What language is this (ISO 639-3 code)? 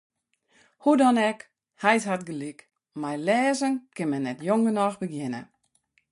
fry